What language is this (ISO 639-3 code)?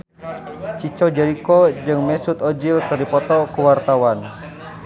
sun